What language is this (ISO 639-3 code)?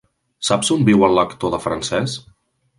cat